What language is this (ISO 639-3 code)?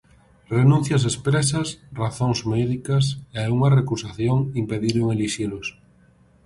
glg